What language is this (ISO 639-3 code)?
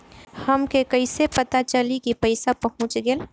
bho